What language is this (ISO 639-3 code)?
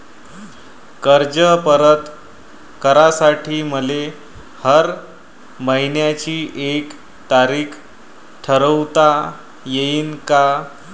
mar